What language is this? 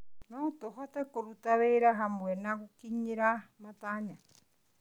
Kikuyu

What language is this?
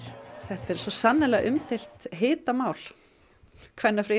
Icelandic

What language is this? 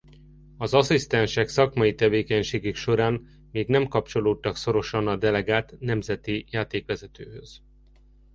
Hungarian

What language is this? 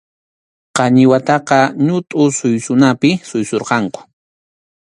Arequipa-La Unión Quechua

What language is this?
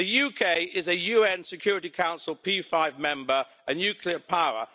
English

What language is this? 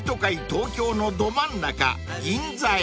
Japanese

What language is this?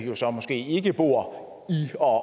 Danish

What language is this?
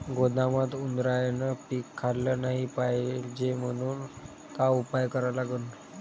Marathi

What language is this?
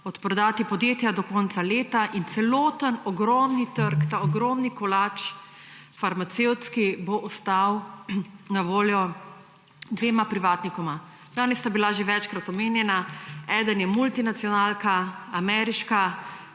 Slovenian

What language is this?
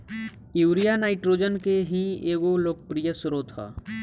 Bhojpuri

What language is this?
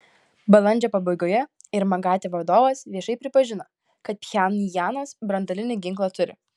Lithuanian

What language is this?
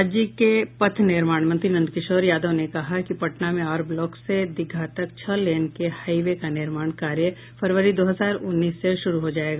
Hindi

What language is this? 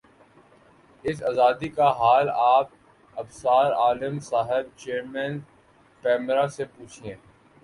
Urdu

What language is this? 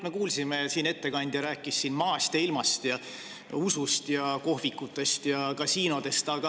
Estonian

